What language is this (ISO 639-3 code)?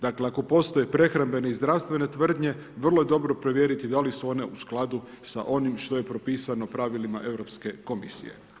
hrv